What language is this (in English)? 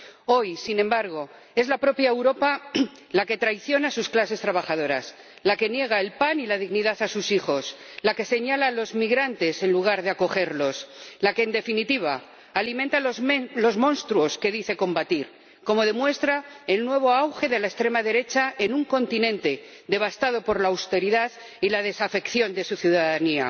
Spanish